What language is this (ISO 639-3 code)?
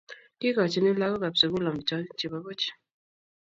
kln